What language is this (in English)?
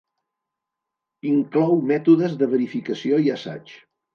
Catalan